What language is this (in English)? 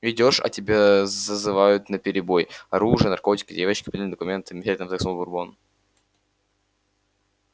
Russian